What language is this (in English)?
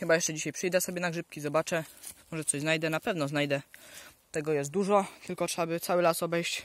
Polish